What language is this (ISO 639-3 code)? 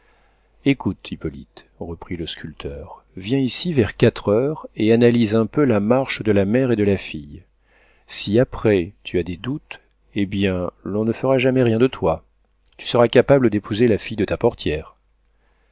fra